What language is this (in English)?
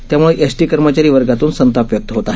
Marathi